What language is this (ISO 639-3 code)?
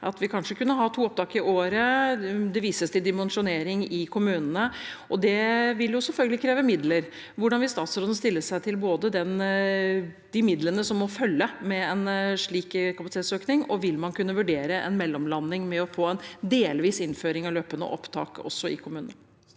nor